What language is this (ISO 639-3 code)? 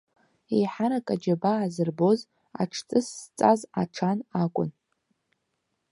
abk